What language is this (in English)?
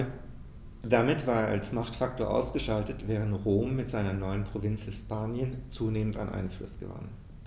German